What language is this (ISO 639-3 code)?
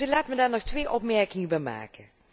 nld